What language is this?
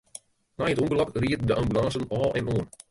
Western Frisian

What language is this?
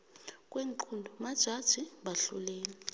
South Ndebele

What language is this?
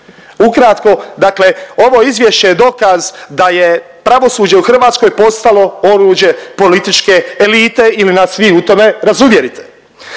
Croatian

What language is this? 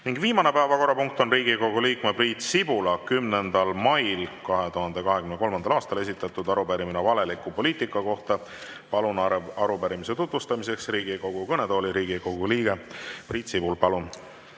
Estonian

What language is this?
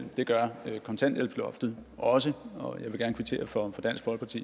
Danish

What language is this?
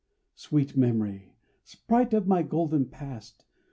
English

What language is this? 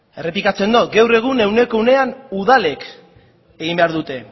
Basque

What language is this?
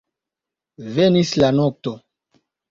Esperanto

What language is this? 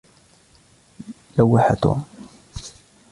Arabic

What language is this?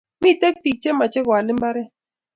Kalenjin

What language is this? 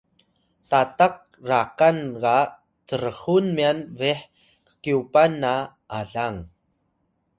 Atayal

